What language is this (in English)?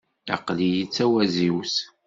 Kabyle